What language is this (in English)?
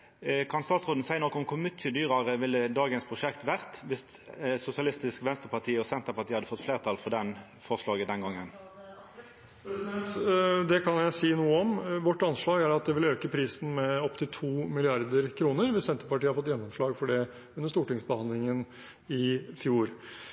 Norwegian